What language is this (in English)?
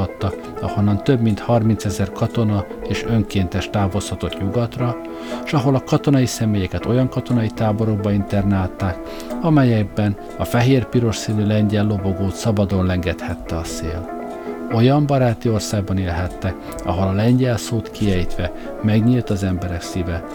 Hungarian